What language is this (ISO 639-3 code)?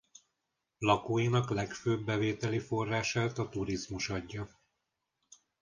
hun